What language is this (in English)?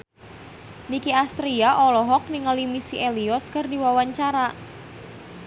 Sundanese